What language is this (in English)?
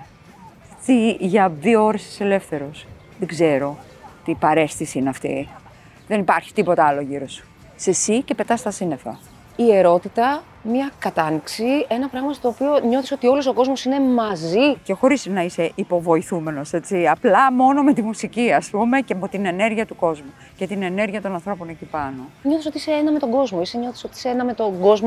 Greek